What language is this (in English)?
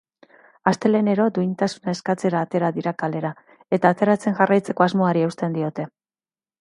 Basque